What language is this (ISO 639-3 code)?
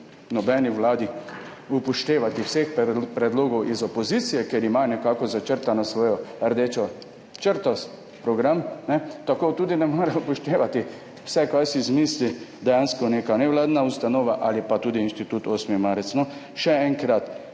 slv